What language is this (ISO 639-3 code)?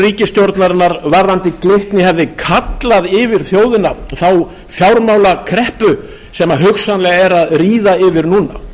isl